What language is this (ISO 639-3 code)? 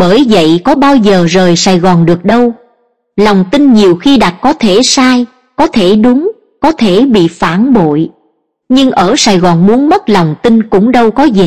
vie